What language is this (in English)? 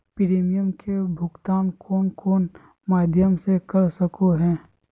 Magahi